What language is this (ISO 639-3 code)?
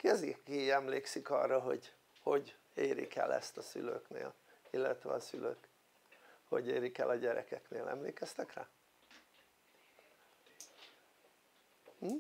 hun